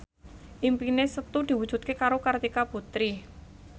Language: Javanese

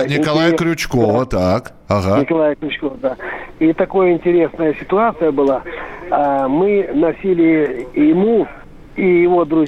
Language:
Russian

